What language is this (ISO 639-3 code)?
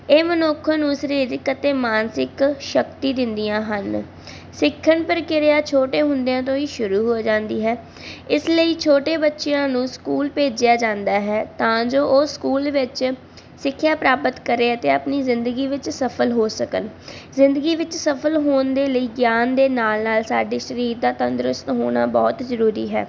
pan